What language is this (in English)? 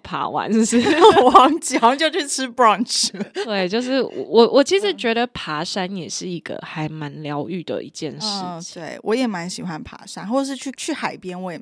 Chinese